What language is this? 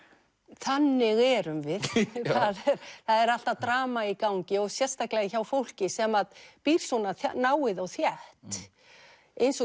Icelandic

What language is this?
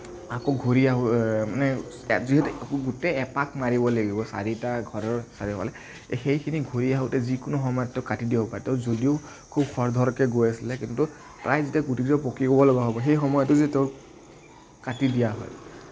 Assamese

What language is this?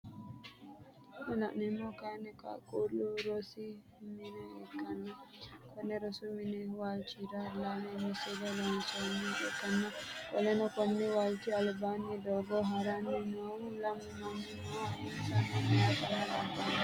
Sidamo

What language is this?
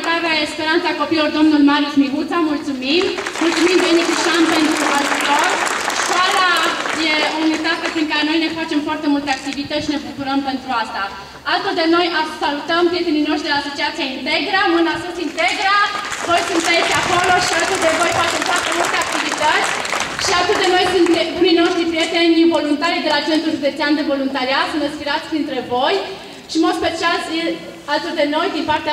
Romanian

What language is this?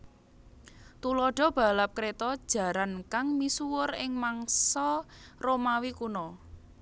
Javanese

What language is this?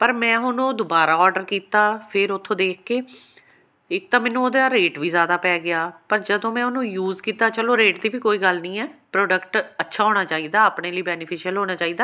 Punjabi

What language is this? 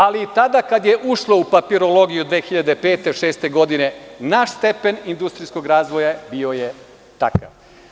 Serbian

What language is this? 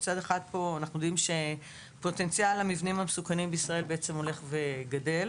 Hebrew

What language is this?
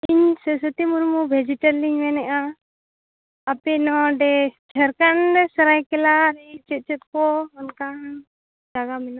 Santali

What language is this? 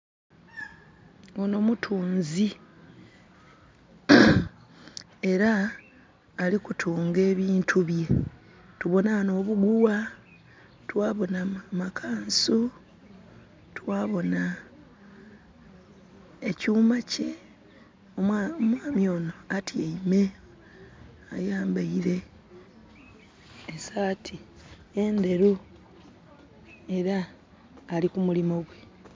Soga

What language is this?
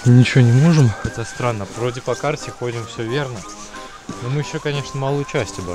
Russian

